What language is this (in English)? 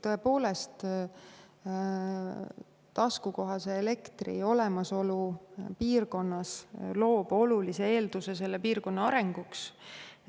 Estonian